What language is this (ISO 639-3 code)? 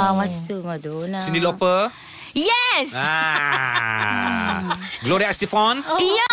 msa